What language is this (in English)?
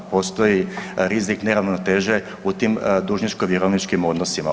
Croatian